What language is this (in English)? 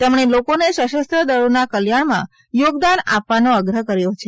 Gujarati